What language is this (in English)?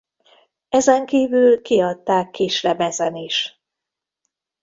Hungarian